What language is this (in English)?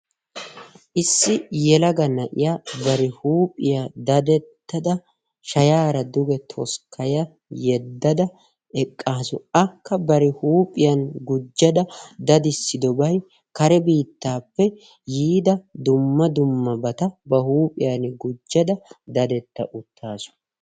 Wolaytta